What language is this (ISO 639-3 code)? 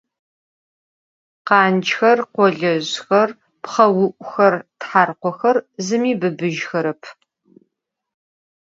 ady